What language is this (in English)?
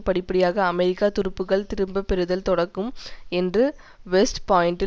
Tamil